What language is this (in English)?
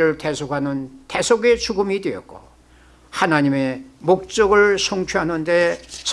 Korean